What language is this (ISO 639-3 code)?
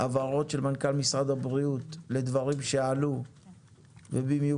heb